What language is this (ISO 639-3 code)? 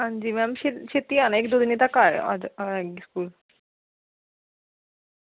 doi